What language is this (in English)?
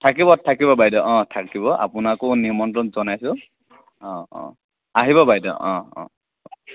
Assamese